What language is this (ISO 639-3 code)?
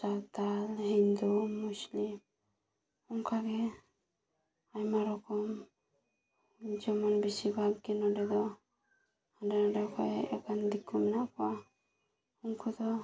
sat